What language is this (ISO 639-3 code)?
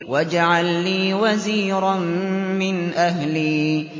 ara